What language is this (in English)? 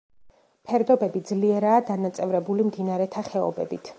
Georgian